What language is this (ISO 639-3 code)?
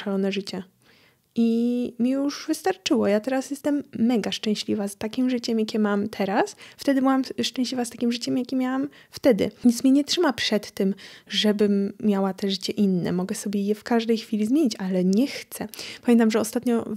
pol